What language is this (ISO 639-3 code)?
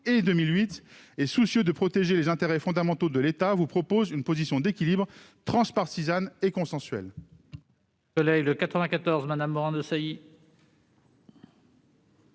fra